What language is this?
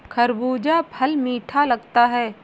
Hindi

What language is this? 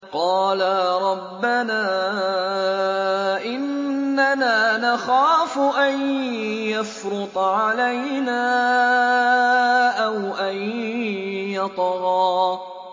Arabic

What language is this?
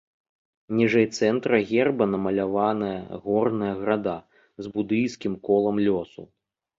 Belarusian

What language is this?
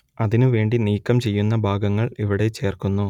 Malayalam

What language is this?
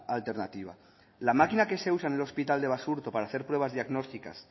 Spanish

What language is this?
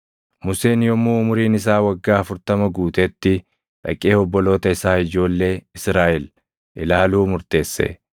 Oromo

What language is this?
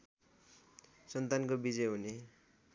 Nepali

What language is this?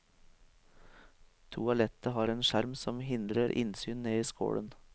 Norwegian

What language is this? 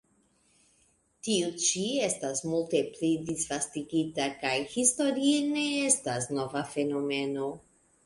Esperanto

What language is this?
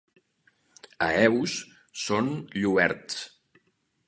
Catalan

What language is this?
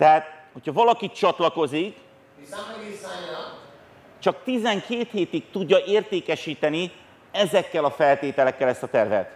Hungarian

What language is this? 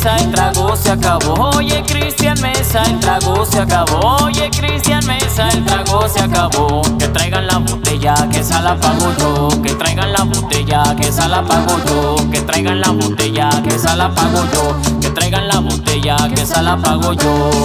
French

